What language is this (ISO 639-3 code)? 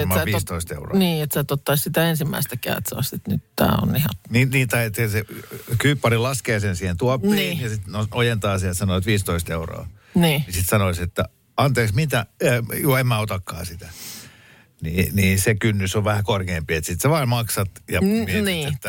fin